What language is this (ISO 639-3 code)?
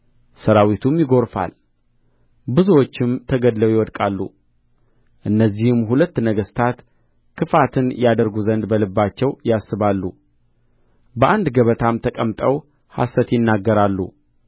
amh